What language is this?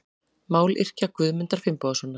Icelandic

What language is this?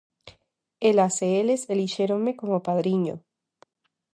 Galician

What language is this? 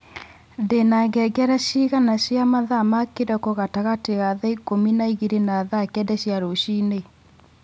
Kikuyu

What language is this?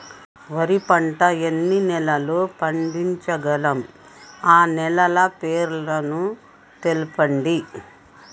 Telugu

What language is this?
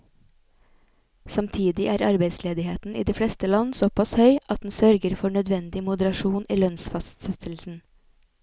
Norwegian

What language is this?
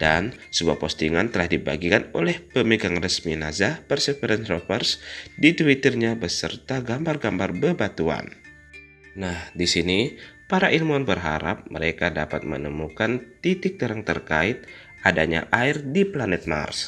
Indonesian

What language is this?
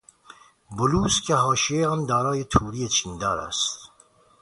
Persian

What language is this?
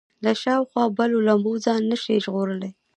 Pashto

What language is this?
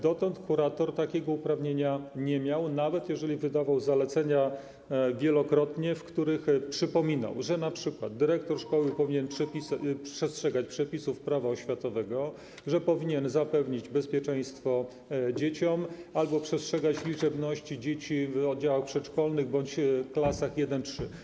Polish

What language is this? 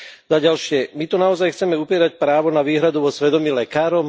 Slovak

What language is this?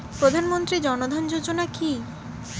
Bangla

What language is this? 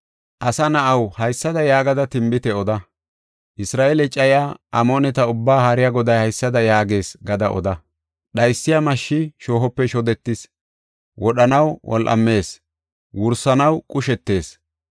Gofa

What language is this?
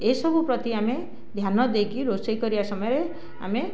Odia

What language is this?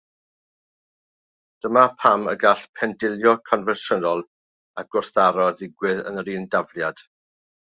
Welsh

